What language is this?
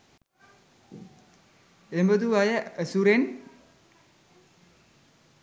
Sinhala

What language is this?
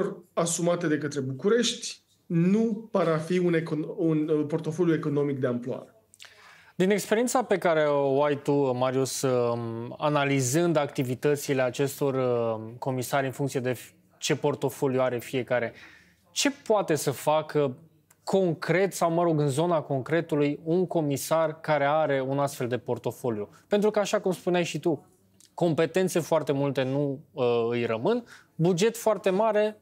Romanian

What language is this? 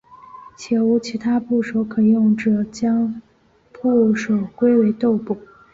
Chinese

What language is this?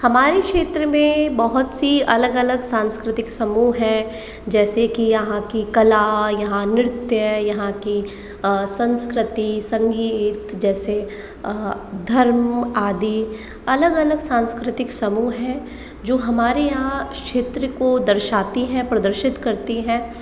Hindi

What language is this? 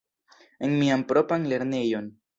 Esperanto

